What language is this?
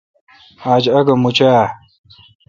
Kalkoti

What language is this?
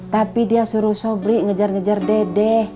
Indonesian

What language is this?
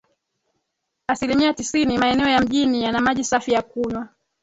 Swahili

